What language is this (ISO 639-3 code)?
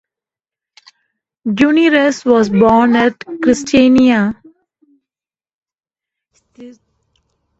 eng